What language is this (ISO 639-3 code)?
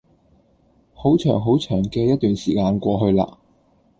yue